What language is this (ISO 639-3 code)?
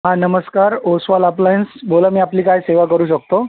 mar